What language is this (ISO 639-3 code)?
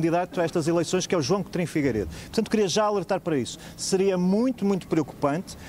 por